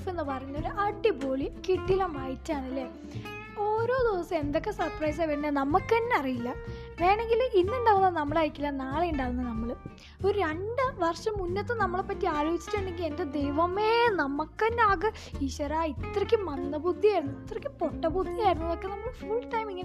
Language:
Malayalam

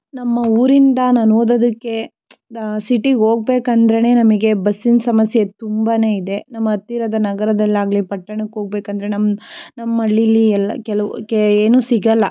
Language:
Kannada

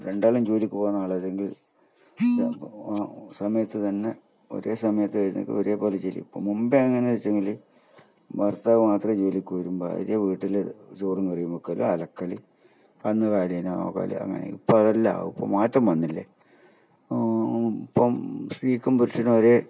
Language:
Malayalam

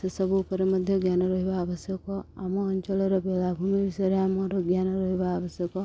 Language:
Odia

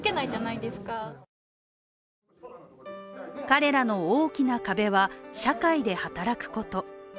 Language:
Japanese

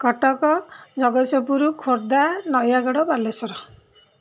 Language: Odia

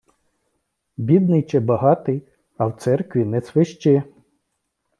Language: Ukrainian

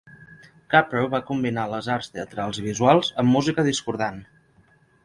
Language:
Catalan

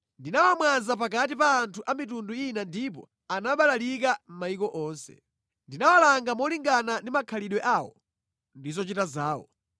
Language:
Nyanja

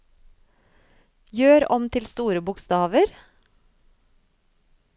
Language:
Norwegian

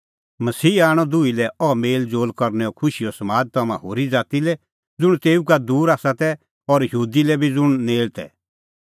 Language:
Kullu Pahari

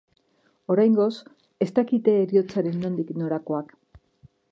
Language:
Basque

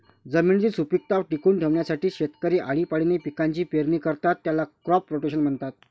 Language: Marathi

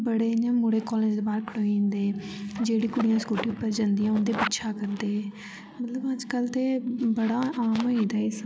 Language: Dogri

